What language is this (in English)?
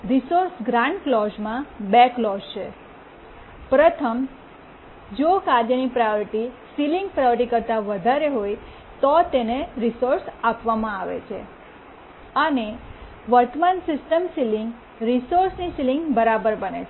Gujarati